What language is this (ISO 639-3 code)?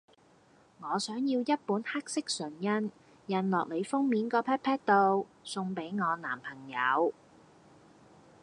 yue